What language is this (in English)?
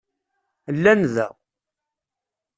Kabyle